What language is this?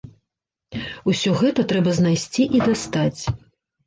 Belarusian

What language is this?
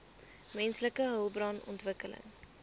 Afrikaans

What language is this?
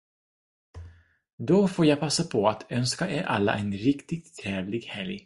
Swedish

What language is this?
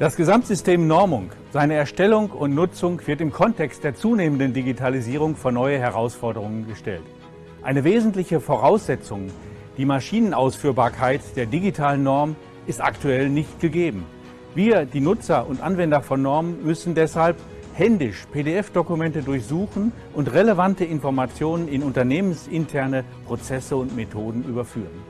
German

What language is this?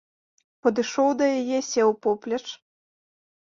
Belarusian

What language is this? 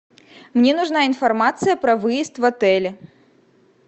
Russian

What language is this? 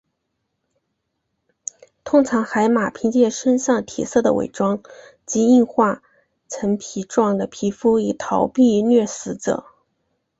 Chinese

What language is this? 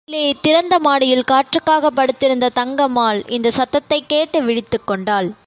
Tamil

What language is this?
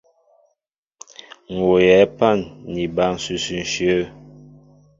Mbo (Cameroon)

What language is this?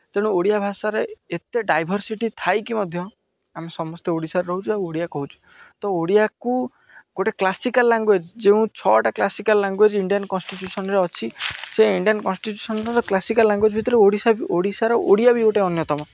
Odia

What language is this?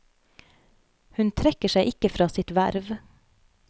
Norwegian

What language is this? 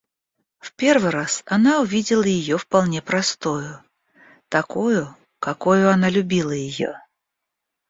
Russian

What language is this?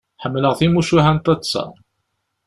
Kabyle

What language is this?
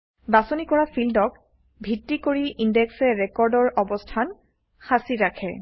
Assamese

